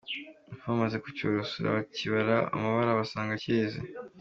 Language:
Kinyarwanda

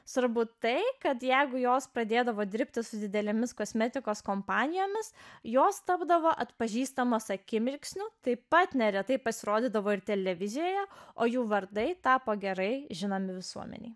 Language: Lithuanian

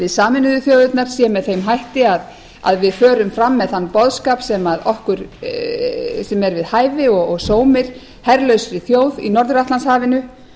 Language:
Icelandic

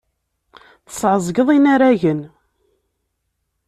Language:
Kabyle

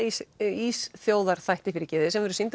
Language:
Icelandic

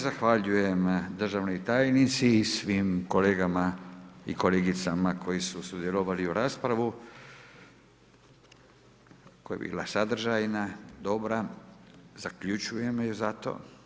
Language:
Croatian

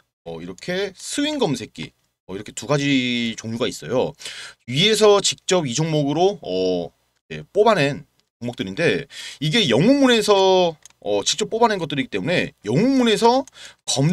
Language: Korean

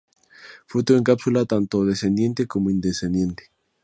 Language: Spanish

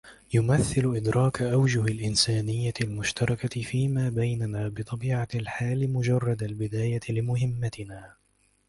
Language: Arabic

